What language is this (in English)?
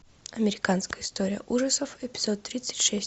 Russian